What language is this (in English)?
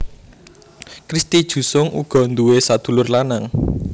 Javanese